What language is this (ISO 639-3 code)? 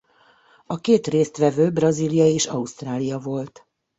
hun